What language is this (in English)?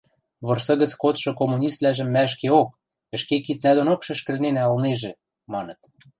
Western Mari